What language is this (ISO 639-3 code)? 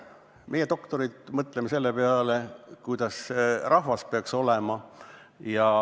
est